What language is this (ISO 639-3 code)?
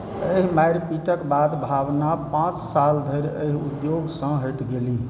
mai